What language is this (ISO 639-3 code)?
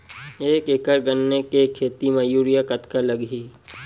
hne